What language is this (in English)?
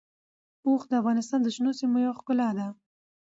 Pashto